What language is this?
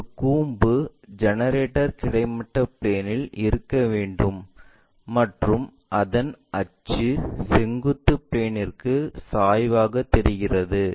Tamil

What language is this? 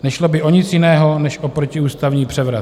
Czech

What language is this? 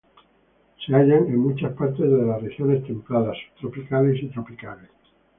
Spanish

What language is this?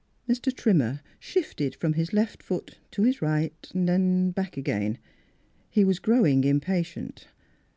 English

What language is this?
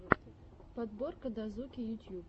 Russian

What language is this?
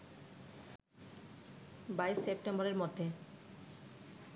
Bangla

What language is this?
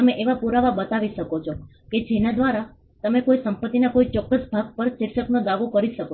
Gujarati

